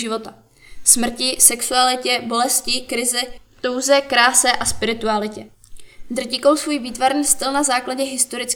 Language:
Czech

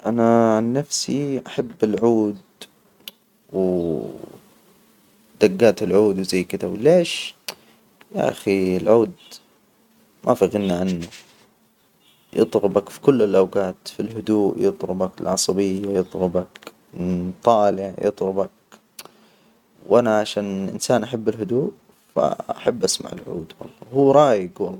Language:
Hijazi Arabic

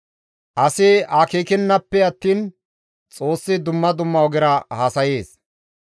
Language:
Gamo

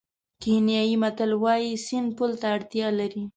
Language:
Pashto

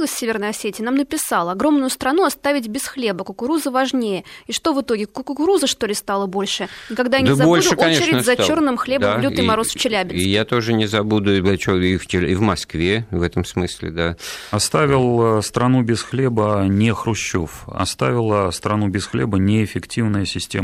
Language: Russian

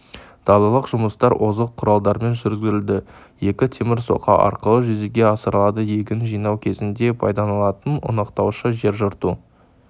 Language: Kazakh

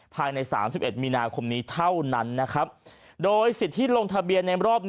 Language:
Thai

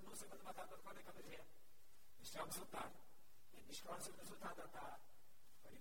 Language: Gujarati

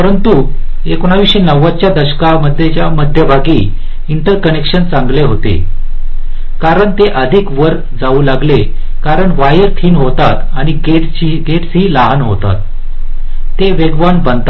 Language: Marathi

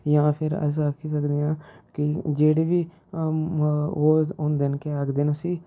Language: Dogri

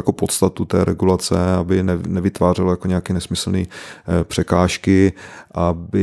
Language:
Czech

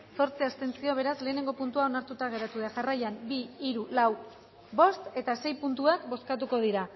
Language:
Basque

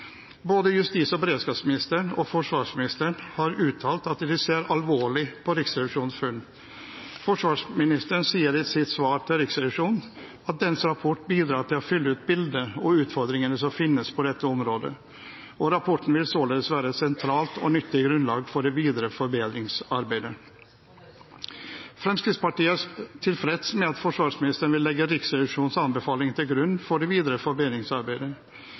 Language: Norwegian Bokmål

